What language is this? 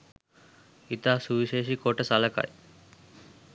Sinhala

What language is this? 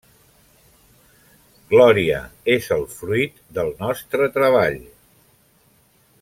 Catalan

